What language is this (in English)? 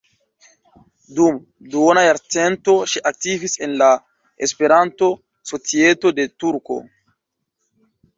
Esperanto